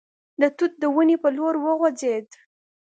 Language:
Pashto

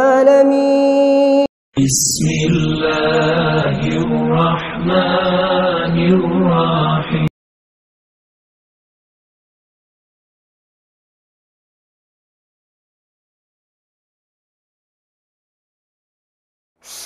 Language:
Arabic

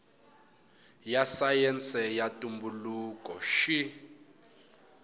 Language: Tsonga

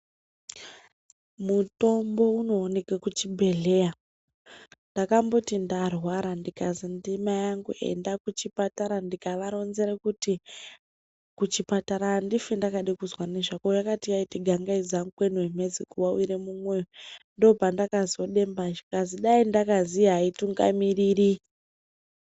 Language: Ndau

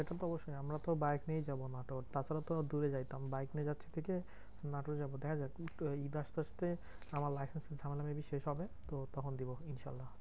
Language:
Bangla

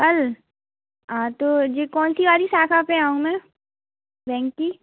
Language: Hindi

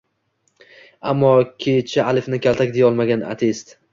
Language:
Uzbek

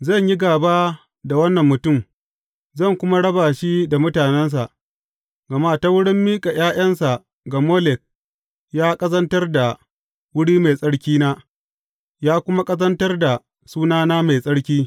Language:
Hausa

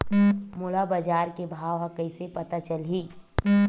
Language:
Chhattisgarhi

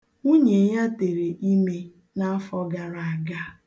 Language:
Igbo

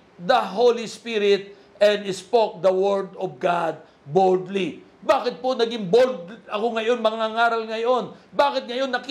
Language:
Filipino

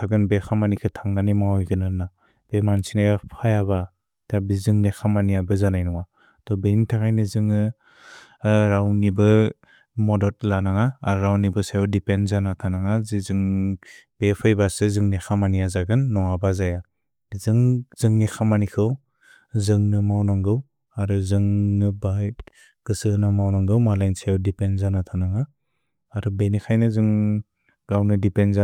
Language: Bodo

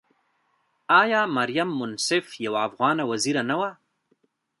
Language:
Pashto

